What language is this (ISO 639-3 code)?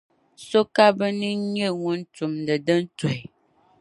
dag